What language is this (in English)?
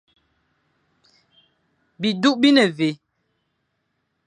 Fang